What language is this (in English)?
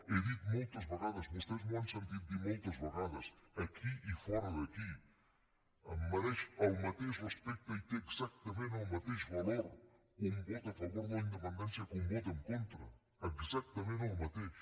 Catalan